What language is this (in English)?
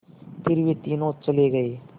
Hindi